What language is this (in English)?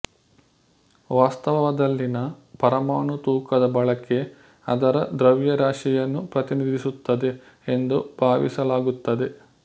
Kannada